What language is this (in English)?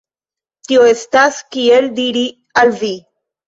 Esperanto